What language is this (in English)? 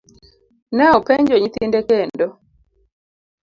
Luo (Kenya and Tanzania)